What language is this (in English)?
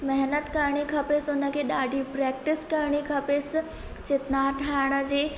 Sindhi